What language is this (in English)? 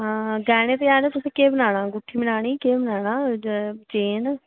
Dogri